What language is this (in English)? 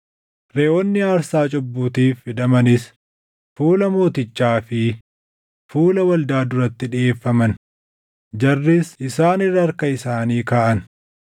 Oromo